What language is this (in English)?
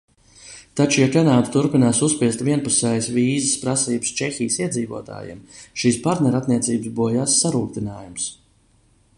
Latvian